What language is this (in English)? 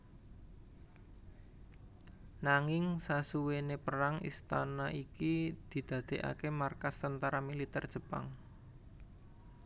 Javanese